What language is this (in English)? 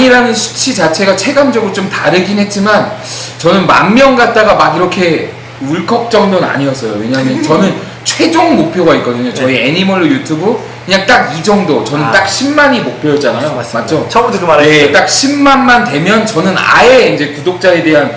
Korean